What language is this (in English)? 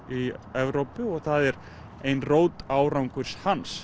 Icelandic